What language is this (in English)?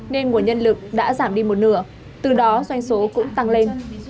Vietnamese